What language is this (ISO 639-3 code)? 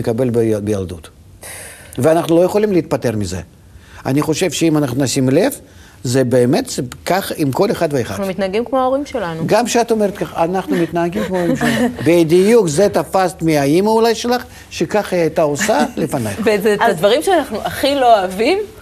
heb